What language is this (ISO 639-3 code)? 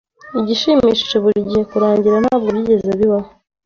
kin